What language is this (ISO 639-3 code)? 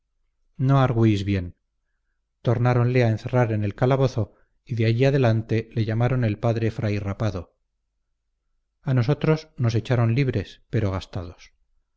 spa